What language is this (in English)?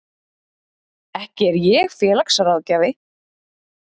Icelandic